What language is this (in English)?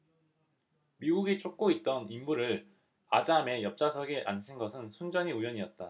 Korean